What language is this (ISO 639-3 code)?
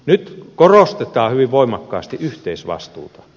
fin